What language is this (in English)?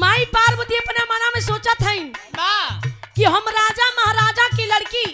Hindi